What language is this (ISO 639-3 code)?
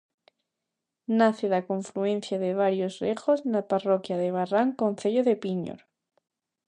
glg